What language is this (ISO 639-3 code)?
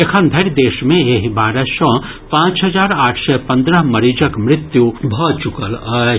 mai